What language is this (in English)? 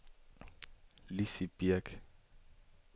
Danish